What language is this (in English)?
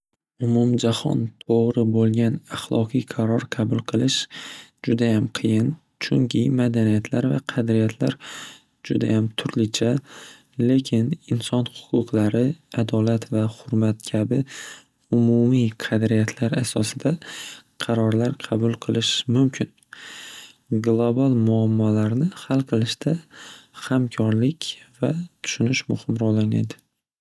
Uzbek